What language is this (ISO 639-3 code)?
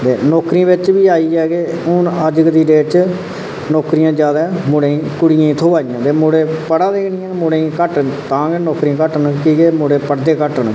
doi